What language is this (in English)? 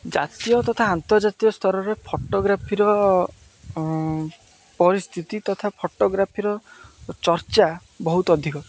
Odia